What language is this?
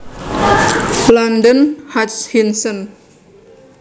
Javanese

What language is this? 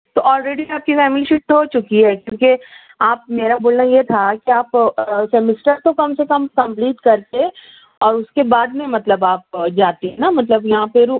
Urdu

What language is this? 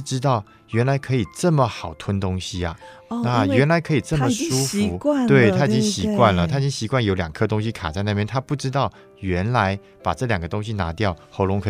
Chinese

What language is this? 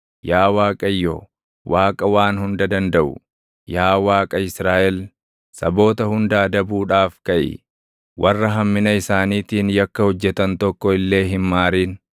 Oromo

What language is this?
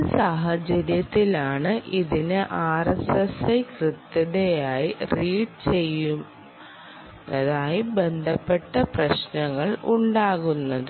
Malayalam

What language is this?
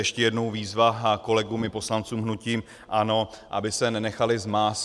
Czech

